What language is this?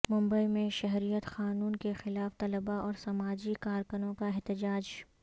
Urdu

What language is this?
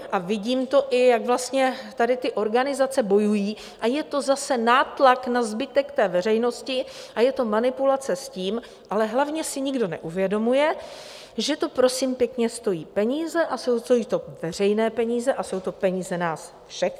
Czech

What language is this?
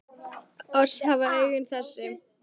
Icelandic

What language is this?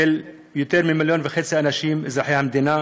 Hebrew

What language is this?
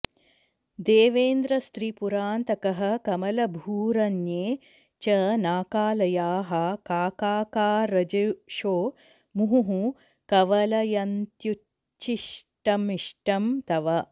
Sanskrit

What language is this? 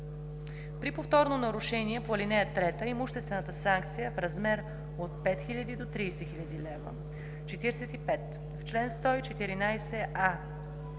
Bulgarian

